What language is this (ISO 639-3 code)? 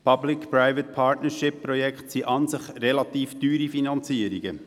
gsw